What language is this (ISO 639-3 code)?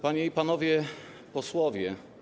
pol